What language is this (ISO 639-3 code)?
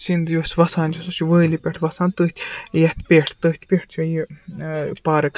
kas